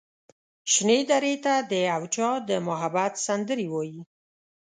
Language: Pashto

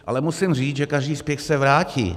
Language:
Czech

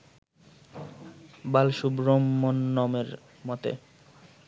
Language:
Bangla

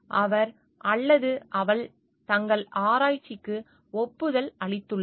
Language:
Tamil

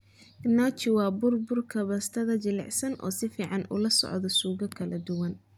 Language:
Somali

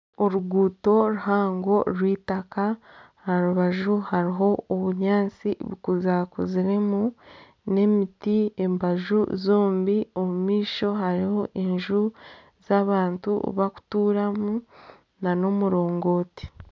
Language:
Nyankole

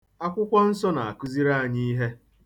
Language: Igbo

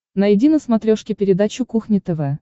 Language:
Russian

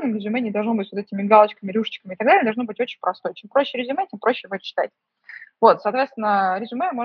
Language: Russian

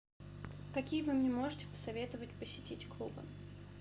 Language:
Russian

